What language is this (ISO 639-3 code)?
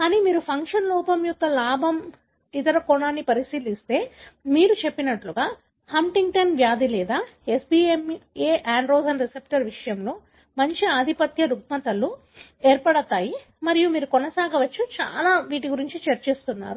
tel